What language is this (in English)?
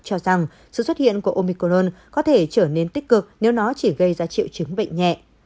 Vietnamese